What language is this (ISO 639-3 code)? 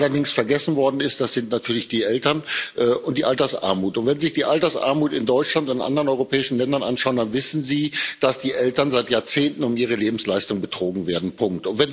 deu